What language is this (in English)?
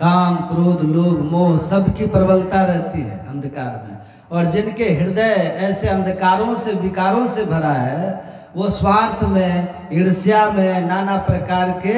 Hindi